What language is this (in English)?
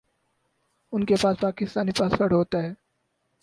Urdu